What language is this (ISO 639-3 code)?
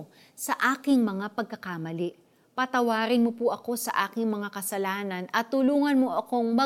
fil